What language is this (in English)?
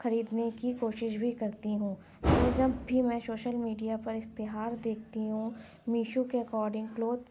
Urdu